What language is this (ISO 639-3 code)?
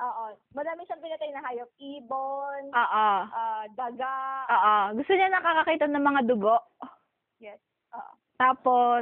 fil